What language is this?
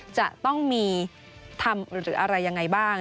Thai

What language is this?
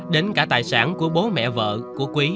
Vietnamese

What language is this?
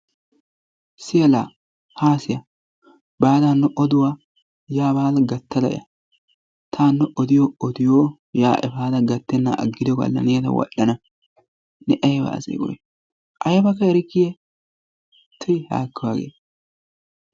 Wolaytta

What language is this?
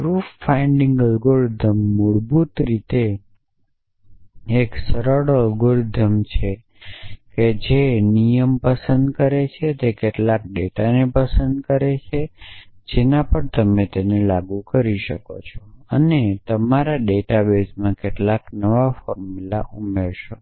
Gujarati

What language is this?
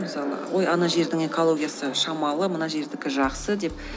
Kazakh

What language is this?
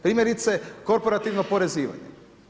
Croatian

